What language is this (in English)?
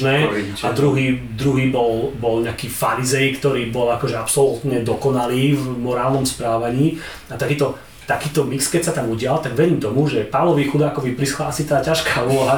Slovak